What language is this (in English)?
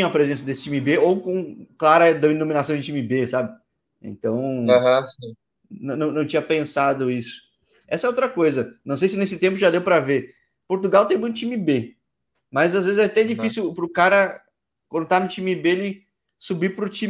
Portuguese